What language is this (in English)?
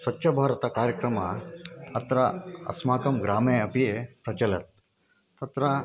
Sanskrit